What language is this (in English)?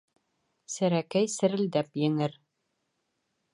Bashkir